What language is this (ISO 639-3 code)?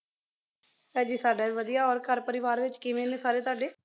pan